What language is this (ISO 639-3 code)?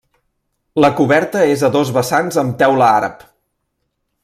cat